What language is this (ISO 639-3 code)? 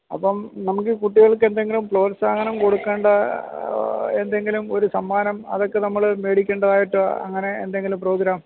mal